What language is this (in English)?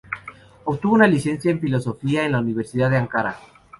Spanish